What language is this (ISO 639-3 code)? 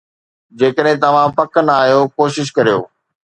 snd